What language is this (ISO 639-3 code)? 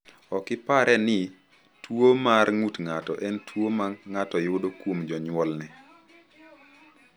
luo